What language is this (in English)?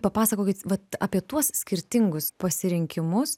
Lithuanian